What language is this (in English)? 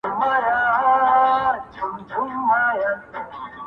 Pashto